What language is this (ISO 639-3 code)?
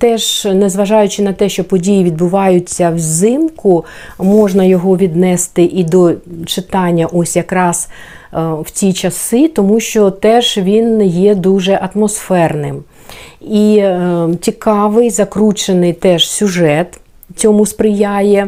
ukr